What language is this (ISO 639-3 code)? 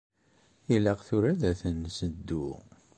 kab